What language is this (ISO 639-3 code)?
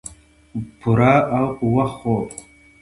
pus